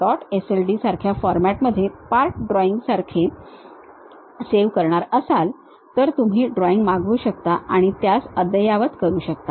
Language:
Marathi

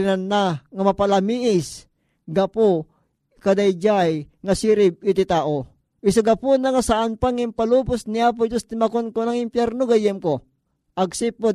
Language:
Filipino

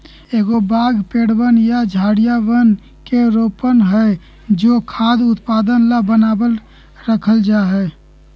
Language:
Magahi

